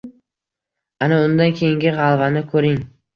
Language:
Uzbek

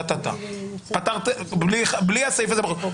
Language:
Hebrew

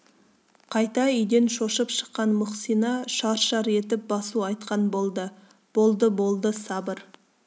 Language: Kazakh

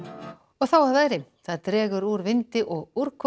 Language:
Icelandic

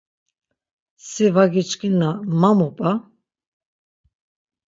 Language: Laz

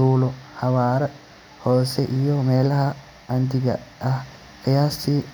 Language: Somali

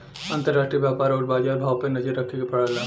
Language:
Bhojpuri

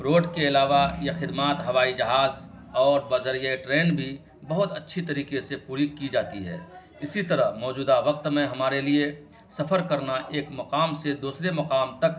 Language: Urdu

